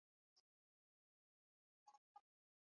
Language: Swahili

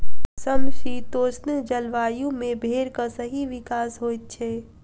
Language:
Maithili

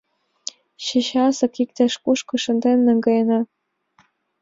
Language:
Mari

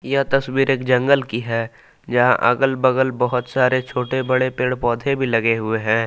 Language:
Hindi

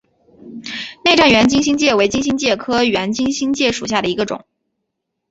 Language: Chinese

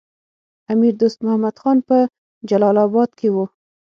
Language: Pashto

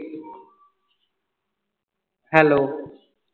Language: Punjabi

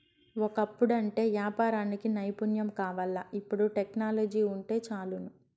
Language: Telugu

